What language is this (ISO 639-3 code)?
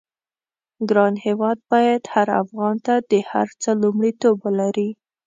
pus